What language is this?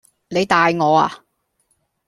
Cantonese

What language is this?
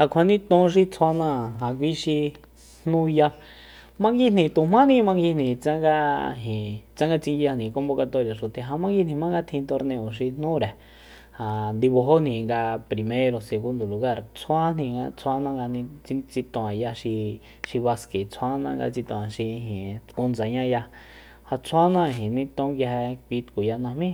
Soyaltepec Mazatec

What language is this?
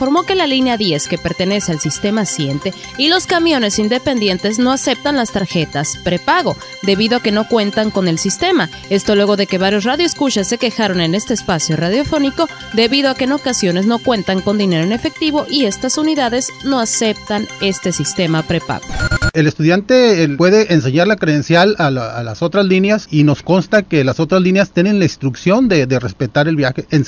Spanish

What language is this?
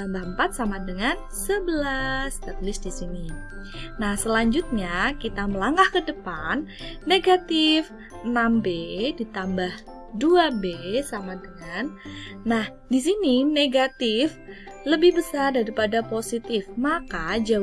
Indonesian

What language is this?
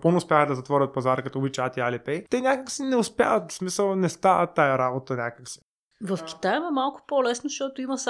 Bulgarian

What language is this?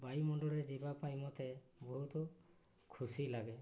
Odia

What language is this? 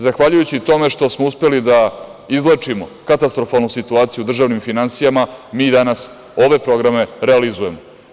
Serbian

